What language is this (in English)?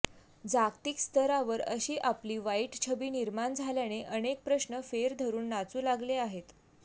Marathi